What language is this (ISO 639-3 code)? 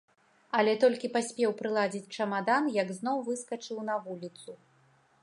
bel